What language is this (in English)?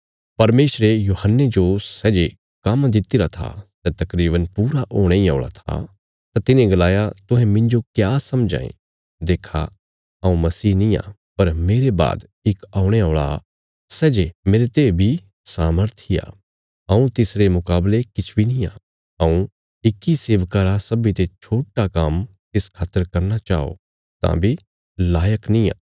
Bilaspuri